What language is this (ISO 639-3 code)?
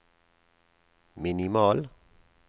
nor